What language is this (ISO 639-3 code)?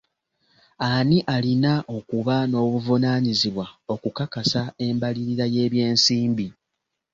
lug